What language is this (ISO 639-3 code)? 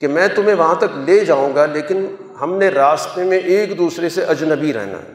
urd